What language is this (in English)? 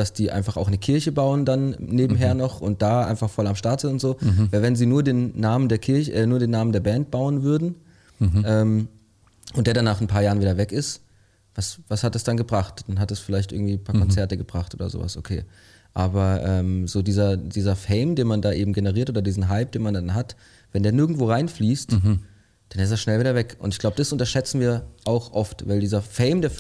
German